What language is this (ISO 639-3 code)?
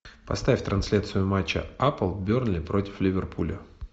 rus